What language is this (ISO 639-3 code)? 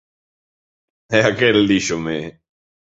glg